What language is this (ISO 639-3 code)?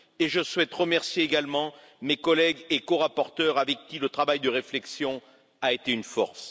fra